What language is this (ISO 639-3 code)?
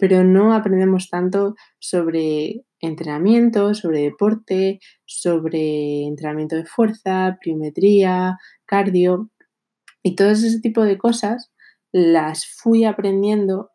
spa